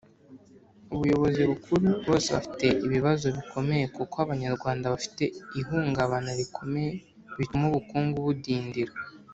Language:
Kinyarwanda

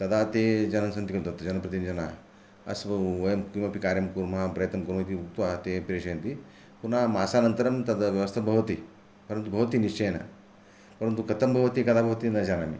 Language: Sanskrit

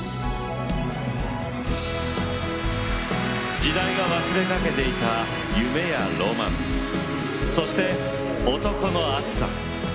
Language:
Japanese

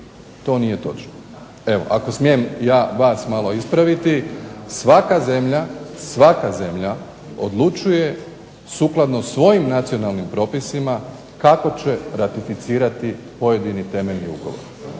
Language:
Croatian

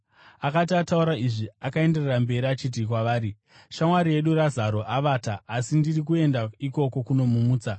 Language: Shona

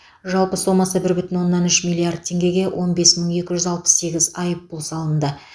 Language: Kazakh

